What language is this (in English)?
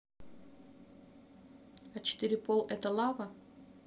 Russian